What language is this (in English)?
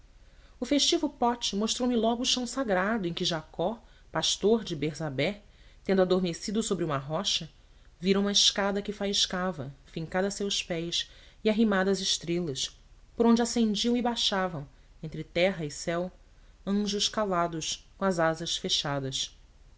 Portuguese